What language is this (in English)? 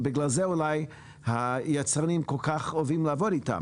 Hebrew